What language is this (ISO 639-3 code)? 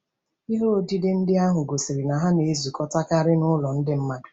ibo